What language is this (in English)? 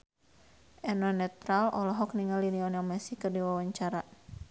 Sundanese